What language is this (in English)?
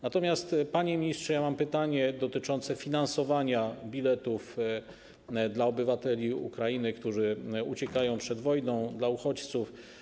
Polish